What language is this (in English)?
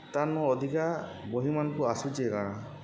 Odia